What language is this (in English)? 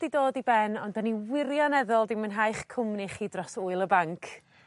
Welsh